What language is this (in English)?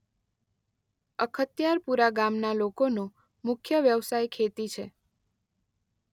Gujarati